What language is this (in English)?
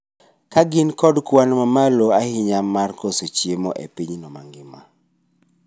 Luo (Kenya and Tanzania)